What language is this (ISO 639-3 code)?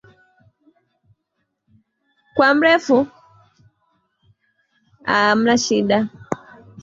swa